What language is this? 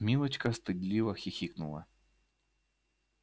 Russian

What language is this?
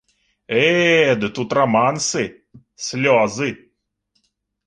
Belarusian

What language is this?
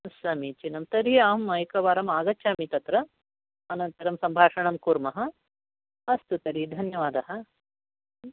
Sanskrit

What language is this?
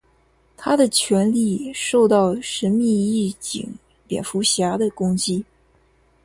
Chinese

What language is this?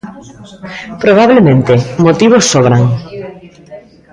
Galician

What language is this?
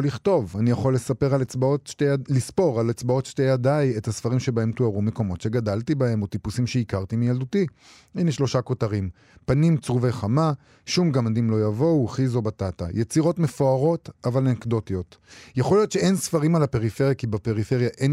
Hebrew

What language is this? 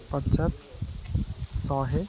Odia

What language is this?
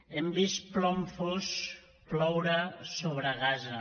Catalan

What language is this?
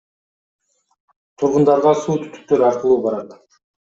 Kyrgyz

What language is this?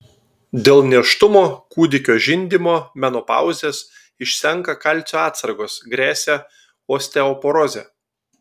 Lithuanian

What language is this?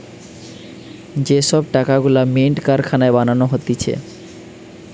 Bangla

